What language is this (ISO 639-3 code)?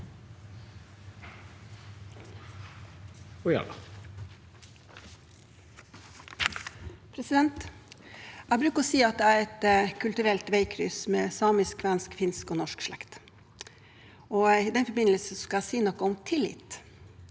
nor